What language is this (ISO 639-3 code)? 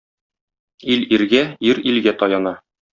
tat